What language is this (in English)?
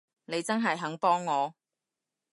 Cantonese